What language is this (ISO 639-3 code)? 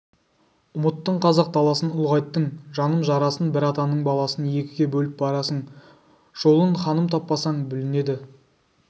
kaz